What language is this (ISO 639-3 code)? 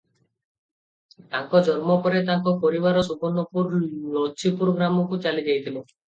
ori